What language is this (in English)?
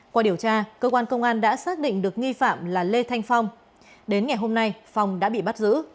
Vietnamese